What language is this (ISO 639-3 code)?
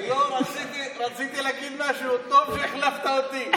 heb